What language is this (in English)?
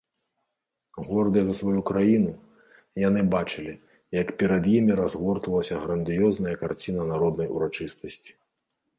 Belarusian